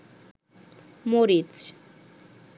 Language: Bangla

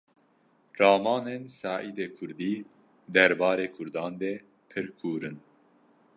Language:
Kurdish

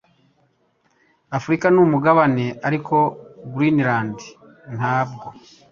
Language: Kinyarwanda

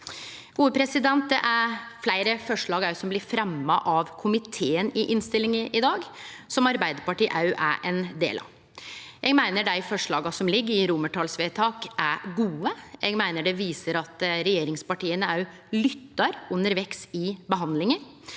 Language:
Norwegian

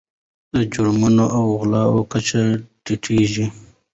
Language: Pashto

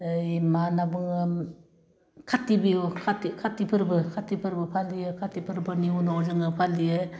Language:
Bodo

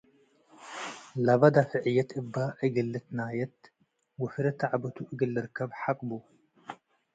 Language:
Tigre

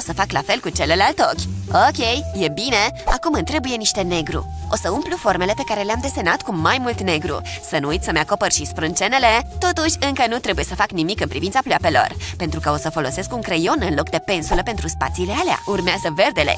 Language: Romanian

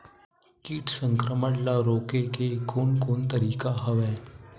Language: Chhattisgarhi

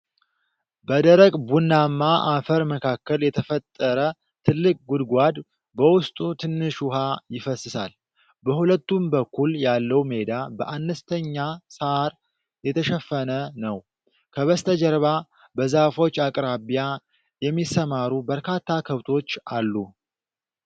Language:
Amharic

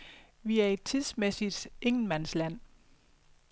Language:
Danish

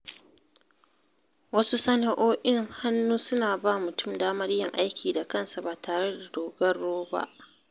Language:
Hausa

